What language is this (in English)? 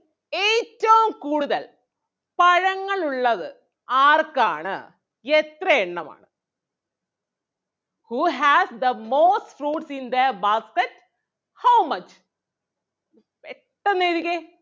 Malayalam